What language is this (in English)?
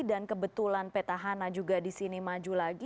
Indonesian